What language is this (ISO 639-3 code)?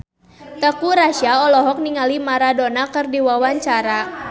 sun